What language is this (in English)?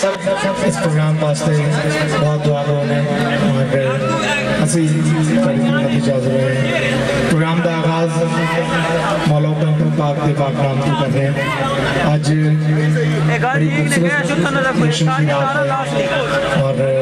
Hindi